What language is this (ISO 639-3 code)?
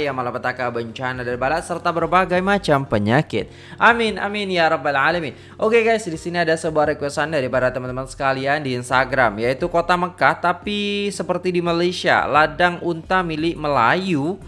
msa